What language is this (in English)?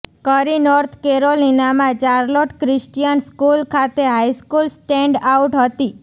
Gujarati